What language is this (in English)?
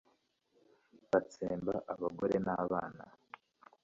Kinyarwanda